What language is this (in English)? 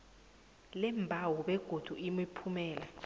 South Ndebele